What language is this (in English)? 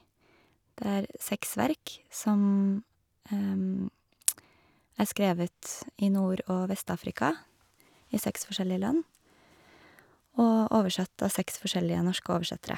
Norwegian